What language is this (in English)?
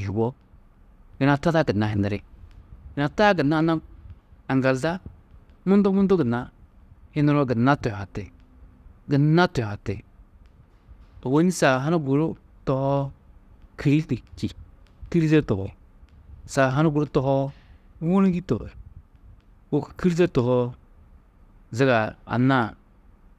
Tedaga